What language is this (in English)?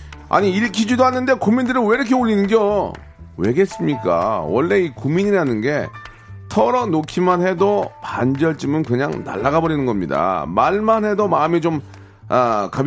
Korean